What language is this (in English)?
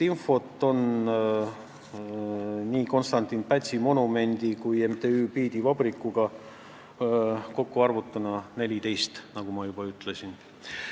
Estonian